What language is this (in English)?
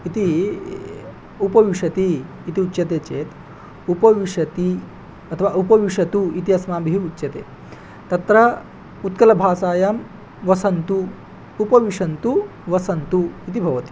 Sanskrit